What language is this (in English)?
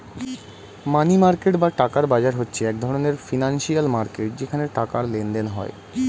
Bangla